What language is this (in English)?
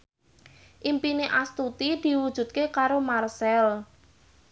Javanese